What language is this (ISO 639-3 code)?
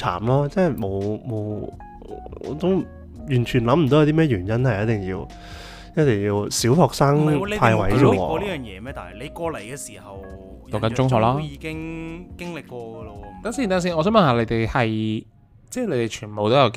zho